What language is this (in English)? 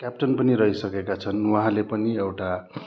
Nepali